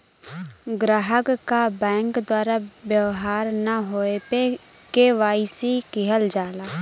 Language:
Bhojpuri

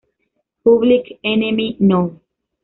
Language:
Spanish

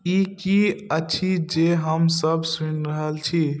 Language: Maithili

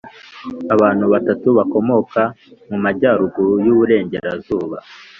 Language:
Kinyarwanda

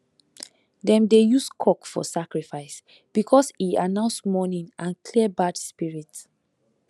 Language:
Nigerian Pidgin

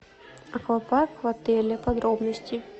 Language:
Russian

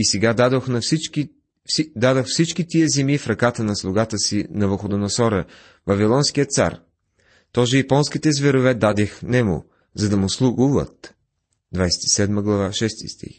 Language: Bulgarian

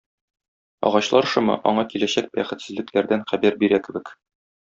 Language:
Tatar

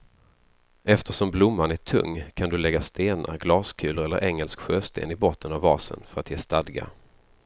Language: Swedish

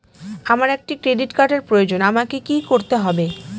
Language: Bangla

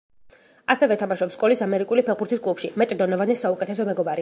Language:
Georgian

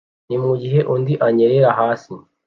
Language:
Kinyarwanda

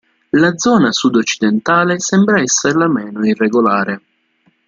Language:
Italian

